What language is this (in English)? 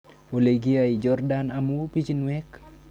Kalenjin